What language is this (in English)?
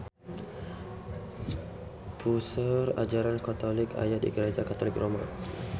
Sundanese